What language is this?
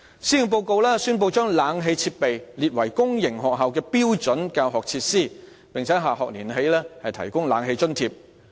Cantonese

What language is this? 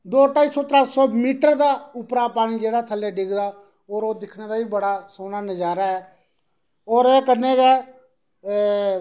Dogri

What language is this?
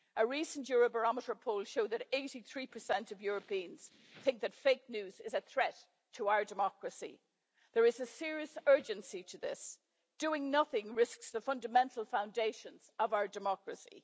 English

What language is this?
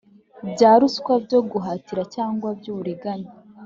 Kinyarwanda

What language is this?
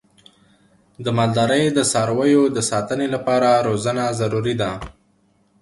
Pashto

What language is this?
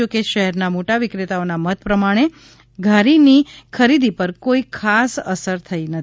Gujarati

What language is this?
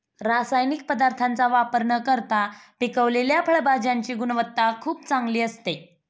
Marathi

